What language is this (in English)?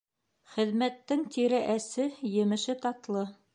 Bashkir